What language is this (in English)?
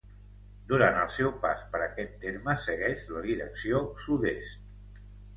Catalan